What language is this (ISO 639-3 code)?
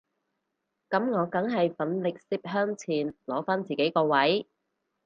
yue